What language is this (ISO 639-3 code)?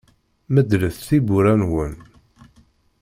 kab